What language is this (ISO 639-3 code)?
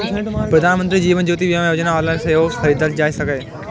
mai